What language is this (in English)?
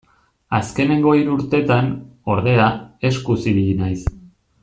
Basque